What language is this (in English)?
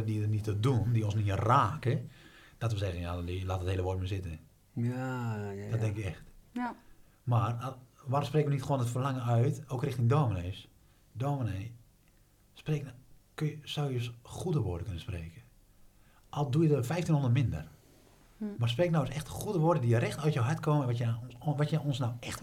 Dutch